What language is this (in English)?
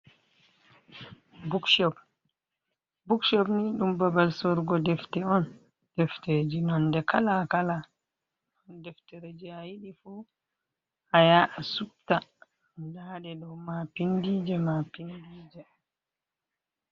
Fula